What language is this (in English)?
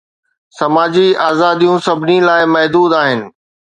Sindhi